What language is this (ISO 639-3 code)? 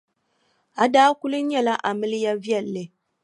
dag